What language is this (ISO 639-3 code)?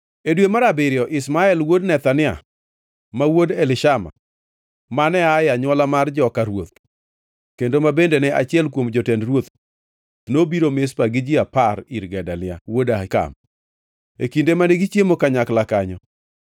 luo